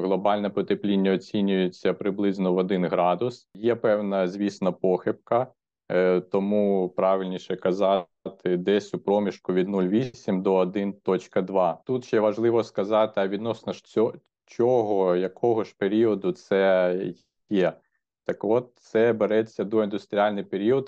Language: Ukrainian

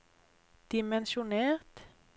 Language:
Norwegian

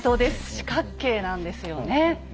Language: Japanese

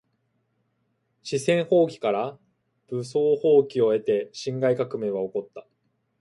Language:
Japanese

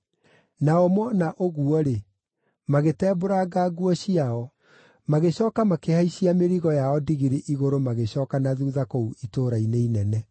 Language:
Kikuyu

